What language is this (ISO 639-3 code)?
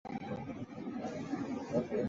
zho